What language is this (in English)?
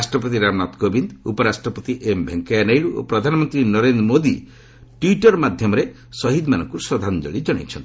Odia